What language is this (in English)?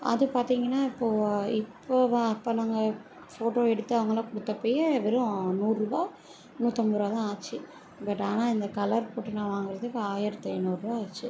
Tamil